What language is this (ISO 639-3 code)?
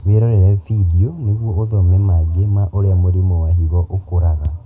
kik